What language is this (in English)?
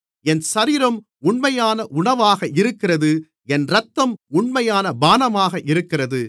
Tamil